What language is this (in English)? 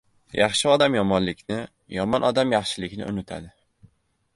Uzbek